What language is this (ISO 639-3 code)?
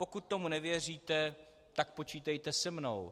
ces